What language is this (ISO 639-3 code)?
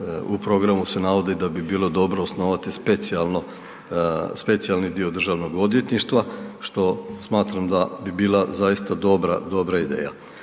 hrv